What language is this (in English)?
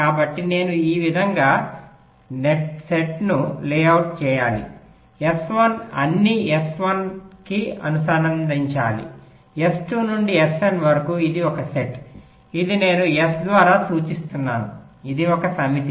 Telugu